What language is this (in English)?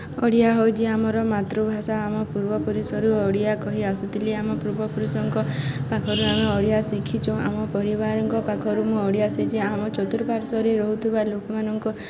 Odia